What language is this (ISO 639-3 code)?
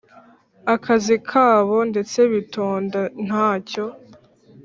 kin